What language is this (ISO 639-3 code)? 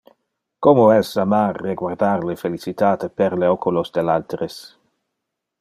ina